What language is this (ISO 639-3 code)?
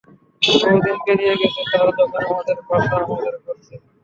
ben